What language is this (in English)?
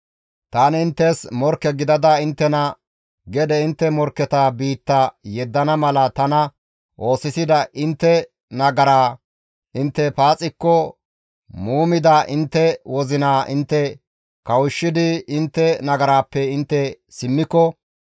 Gamo